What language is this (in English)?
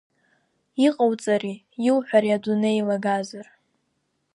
Abkhazian